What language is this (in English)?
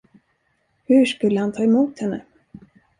Swedish